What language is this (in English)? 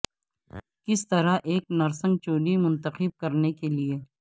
Urdu